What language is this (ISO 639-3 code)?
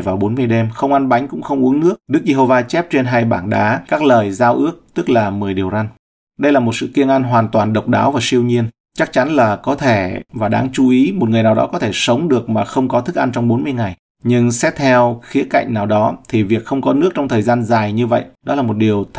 vie